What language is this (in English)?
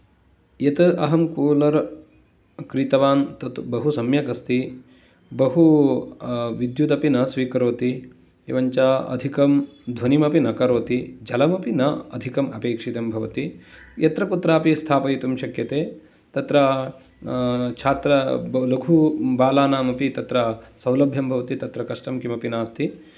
Sanskrit